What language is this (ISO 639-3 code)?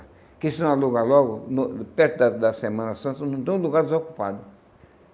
por